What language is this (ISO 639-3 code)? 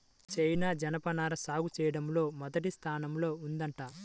tel